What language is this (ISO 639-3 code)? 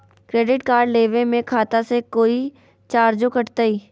mag